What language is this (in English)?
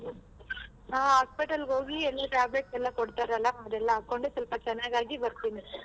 Kannada